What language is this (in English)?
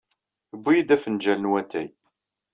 Kabyle